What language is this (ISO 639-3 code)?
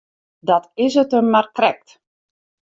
fry